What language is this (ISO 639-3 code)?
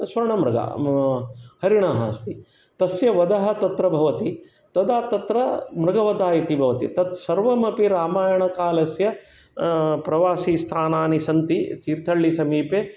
san